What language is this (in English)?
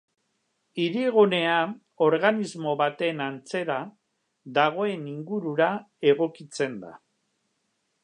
Basque